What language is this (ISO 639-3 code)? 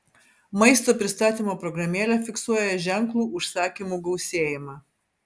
lit